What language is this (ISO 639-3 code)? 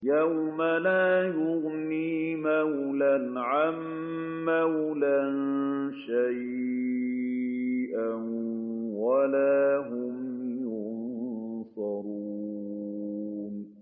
ara